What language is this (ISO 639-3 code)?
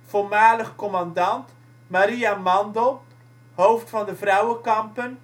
nld